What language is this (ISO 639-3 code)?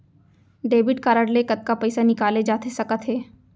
hne